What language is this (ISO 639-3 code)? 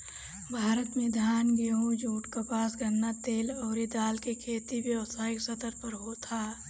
bho